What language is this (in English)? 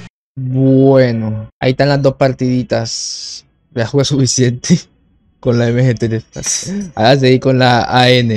Spanish